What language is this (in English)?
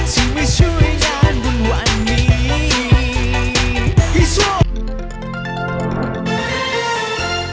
Thai